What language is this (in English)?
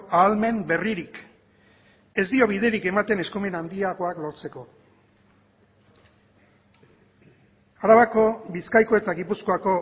Basque